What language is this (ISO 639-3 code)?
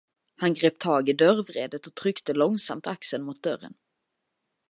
swe